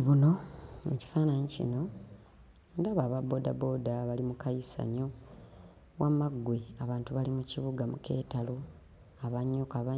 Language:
Ganda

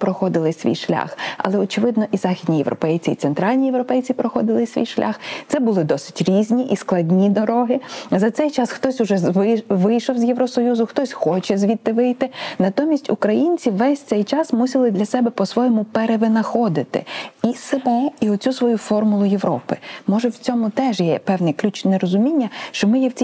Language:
Ukrainian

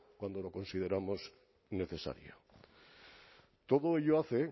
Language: Spanish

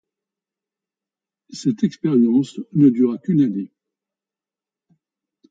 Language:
French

